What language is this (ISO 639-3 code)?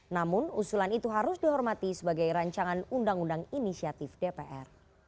ind